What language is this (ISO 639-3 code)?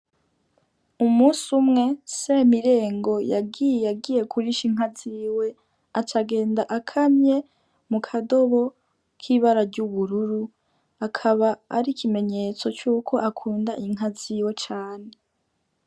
run